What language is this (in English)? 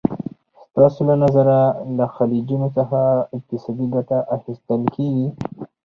Pashto